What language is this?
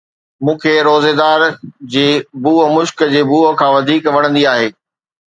Sindhi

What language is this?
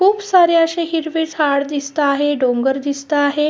Marathi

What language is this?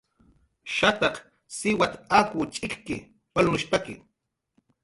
Jaqaru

